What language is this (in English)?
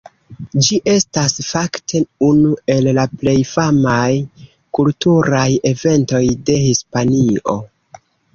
Esperanto